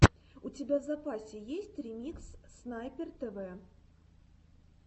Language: Russian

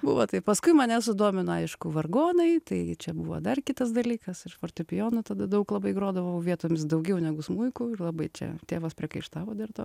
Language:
Lithuanian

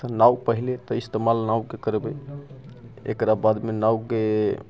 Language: Maithili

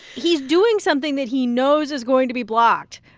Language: English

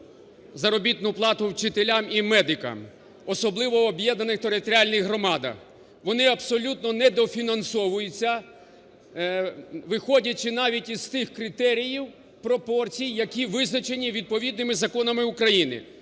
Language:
Ukrainian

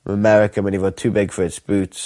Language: Welsh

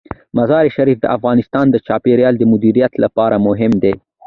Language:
Pashto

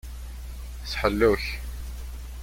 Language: Kabyle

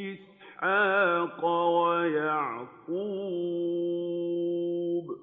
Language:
Arabic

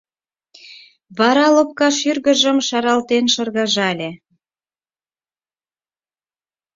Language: Mari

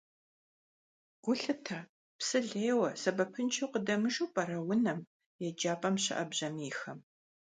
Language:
Kabardian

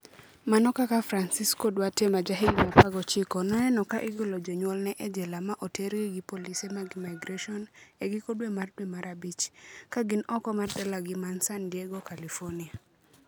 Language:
Luo (Kenya and Tanzania)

